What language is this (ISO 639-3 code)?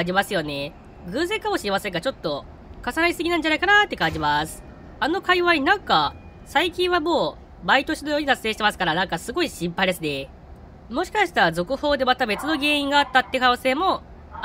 jpn